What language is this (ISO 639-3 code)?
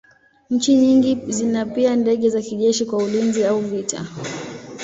swa